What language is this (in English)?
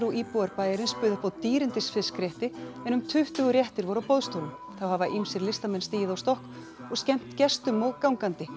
Icelandic